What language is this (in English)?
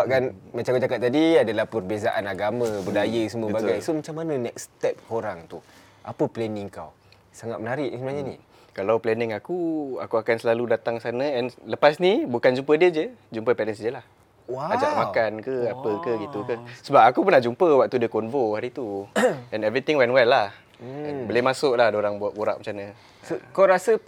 Malay